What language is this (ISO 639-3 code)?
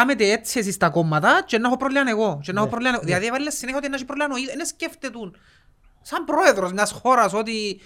ell